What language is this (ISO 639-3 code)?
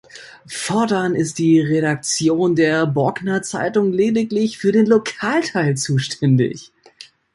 deu